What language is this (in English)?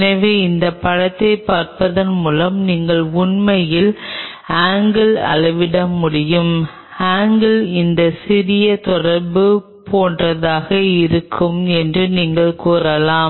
Tamil